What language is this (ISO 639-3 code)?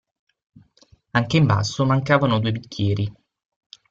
ita